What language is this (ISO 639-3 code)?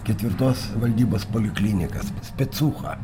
lit